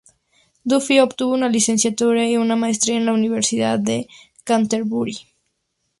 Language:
Spanish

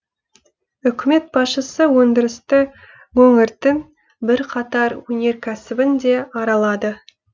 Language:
Kazakh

